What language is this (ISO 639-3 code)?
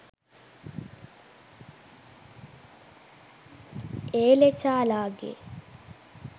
sin